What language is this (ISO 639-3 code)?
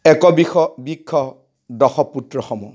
asm